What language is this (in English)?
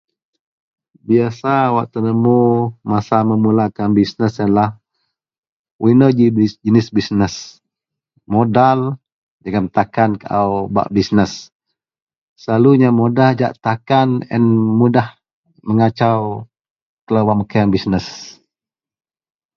Central Melanau